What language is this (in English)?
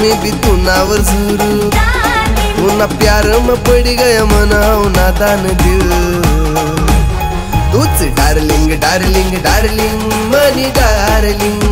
Romanian